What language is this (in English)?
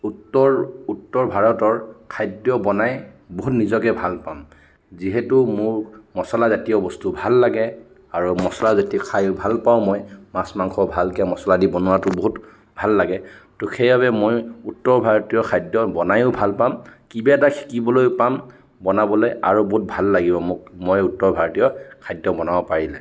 Assamese